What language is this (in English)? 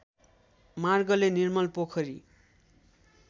Nepali